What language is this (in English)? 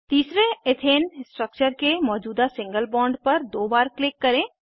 Hindi